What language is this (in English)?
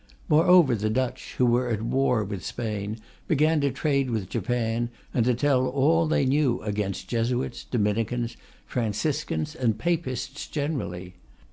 English